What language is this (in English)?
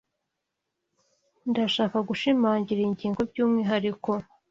Kinyarwanda